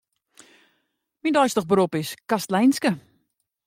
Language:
Western Frisian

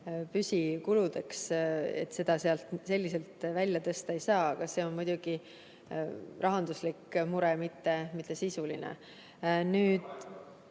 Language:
Estonian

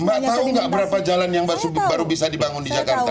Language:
Indonesian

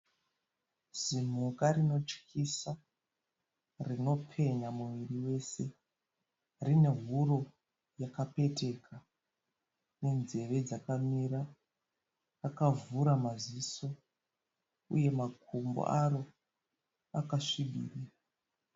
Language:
Shona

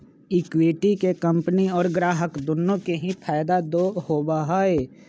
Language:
Magahi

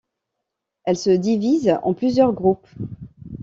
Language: French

